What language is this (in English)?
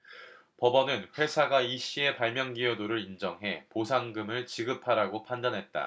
Korean